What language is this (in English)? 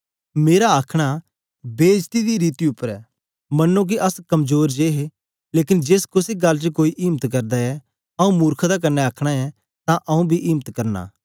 Dogri